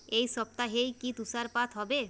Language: Bangla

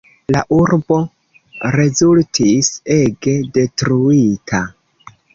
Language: Esperanto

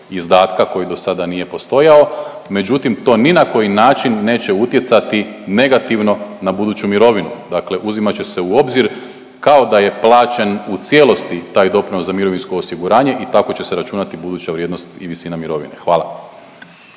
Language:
Croatian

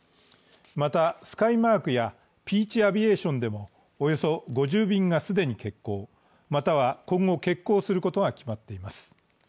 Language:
Japanese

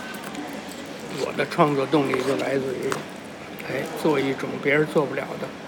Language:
Chinese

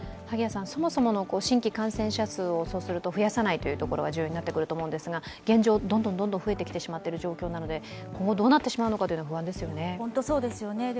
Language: Japanese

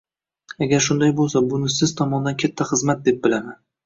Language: Uzbek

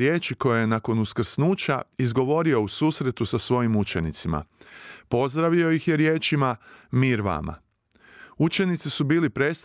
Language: Croatian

